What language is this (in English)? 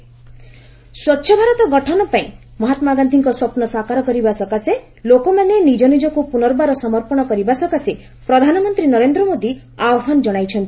Odia